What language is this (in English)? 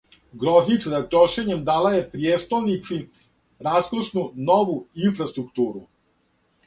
Serbian